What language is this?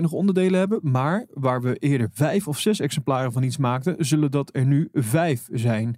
Dutch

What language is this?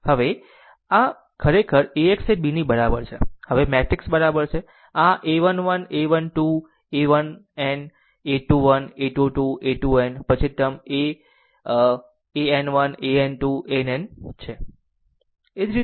Gujarati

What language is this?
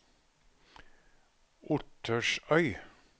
Norwegian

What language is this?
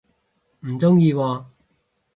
Cantonese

